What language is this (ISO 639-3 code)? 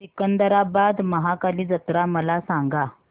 mar